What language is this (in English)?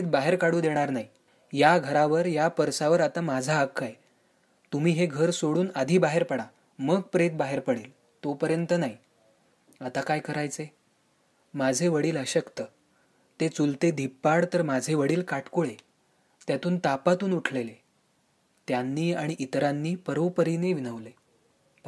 Marathi